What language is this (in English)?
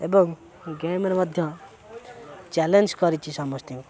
Odia